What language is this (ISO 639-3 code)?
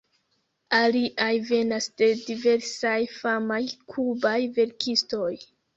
epo